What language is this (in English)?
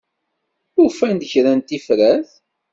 Kabyle